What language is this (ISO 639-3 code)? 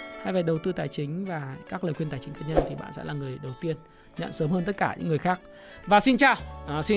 vie